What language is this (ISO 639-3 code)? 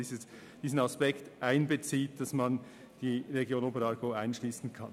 gsw